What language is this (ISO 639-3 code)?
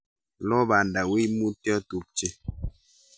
kln